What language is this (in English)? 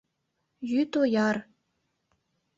Mari